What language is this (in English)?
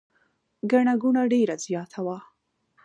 Pashto